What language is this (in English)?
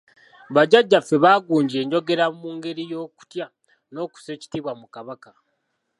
Ganda